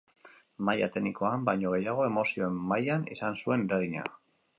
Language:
Basque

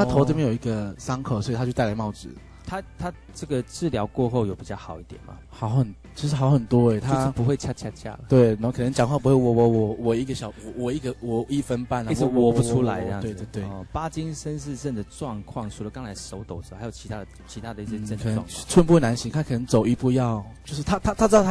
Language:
Chinese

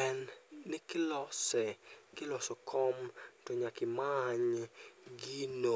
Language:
Luo (Kenya and Tanzania)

